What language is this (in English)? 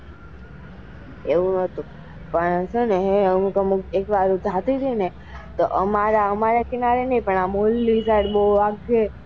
Gujarati